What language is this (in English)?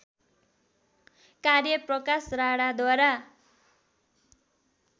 Nepali